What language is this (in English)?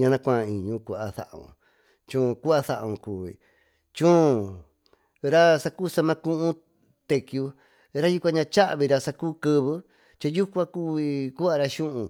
Tututepec Mixtec